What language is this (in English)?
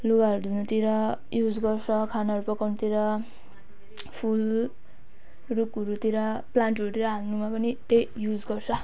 Nepali